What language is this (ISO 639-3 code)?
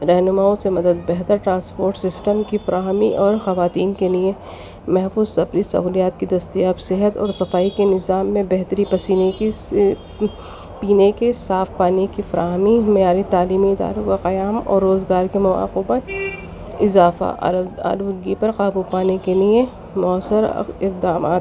urd